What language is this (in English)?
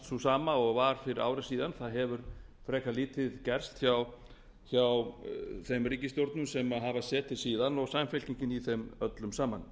Icelandic